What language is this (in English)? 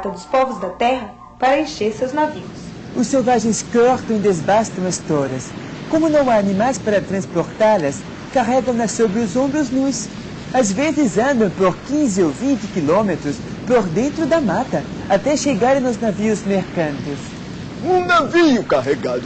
Portuguese